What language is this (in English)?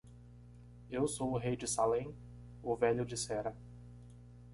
Portuguese